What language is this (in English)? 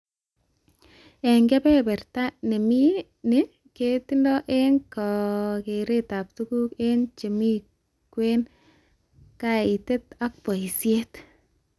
Kalenjin